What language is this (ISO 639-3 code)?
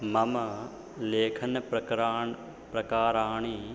san